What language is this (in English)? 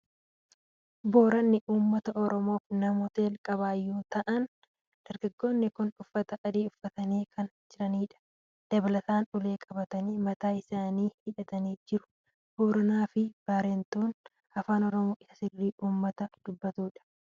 Oromo